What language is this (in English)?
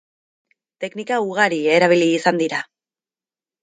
Basque